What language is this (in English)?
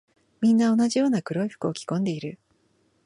Japanese